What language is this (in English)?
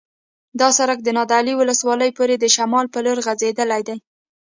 Pashto